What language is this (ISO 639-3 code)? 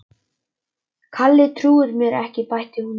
isl